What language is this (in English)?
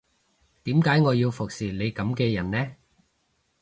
Cantonese